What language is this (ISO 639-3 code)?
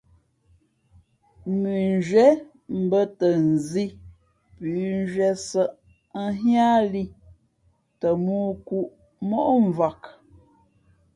fmp